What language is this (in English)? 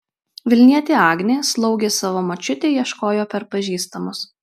Lithuanian